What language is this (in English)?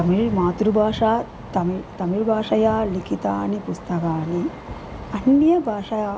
Sanskrit